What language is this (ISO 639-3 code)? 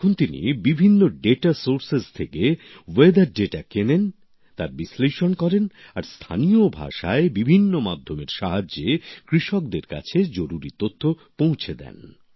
ben